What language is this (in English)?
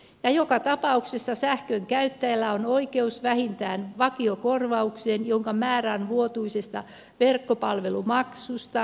Finnish